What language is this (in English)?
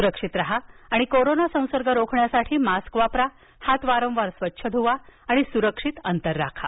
Marathi